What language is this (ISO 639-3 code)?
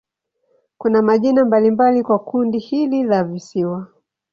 swa